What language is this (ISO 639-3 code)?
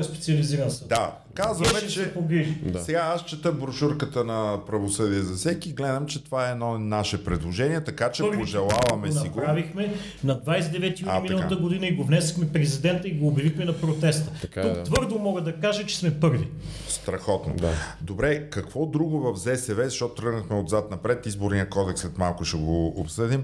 bul